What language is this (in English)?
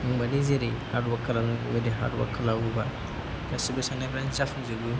Bodo